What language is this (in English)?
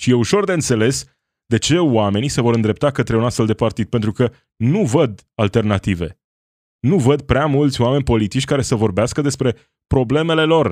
Romanian